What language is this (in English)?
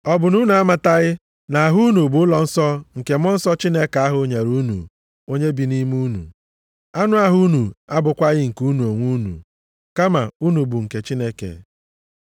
Igbo